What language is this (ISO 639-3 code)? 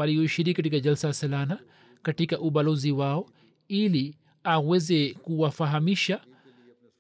swa